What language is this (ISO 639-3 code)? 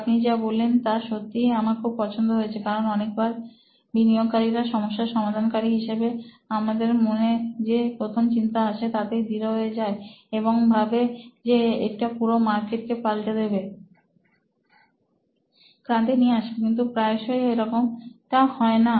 ben